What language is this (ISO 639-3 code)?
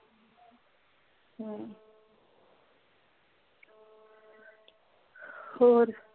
pan